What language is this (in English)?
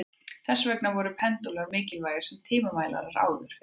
Icelandic